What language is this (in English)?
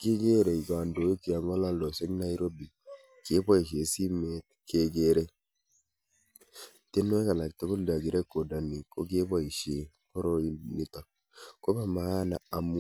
Kalenjin